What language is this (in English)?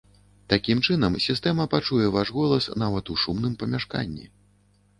Belarusian